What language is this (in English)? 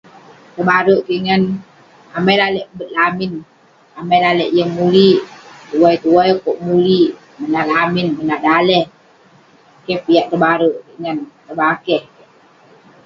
Western Penan